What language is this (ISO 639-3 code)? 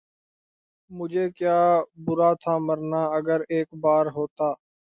urd